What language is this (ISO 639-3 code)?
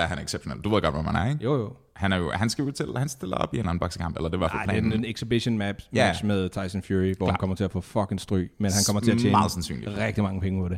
dan